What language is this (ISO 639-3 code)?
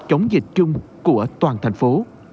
vie